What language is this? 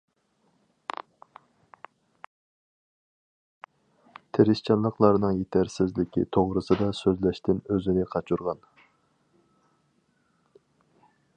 Uyghur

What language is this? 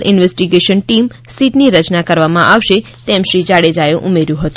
Gujarati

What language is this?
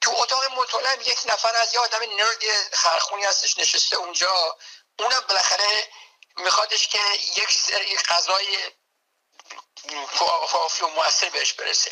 Persian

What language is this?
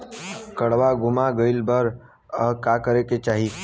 Bhojpuri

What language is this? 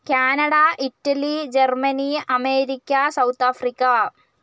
Malayalam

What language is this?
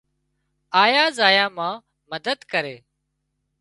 Wadiyara Koli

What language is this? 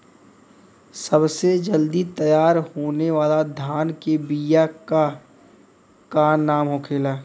Bhojpuri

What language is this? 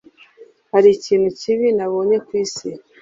Kinyarwanda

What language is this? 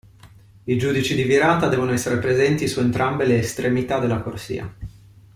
Italian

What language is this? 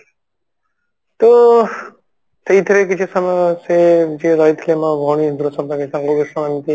Odia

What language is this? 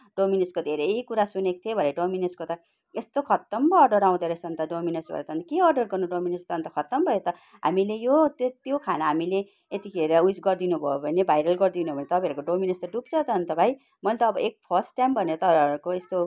Nepali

